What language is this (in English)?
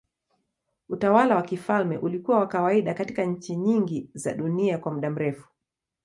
Swahili